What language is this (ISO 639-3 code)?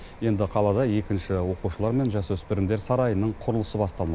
kaz